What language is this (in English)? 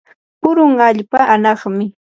Yanahuanca Pasco Quechua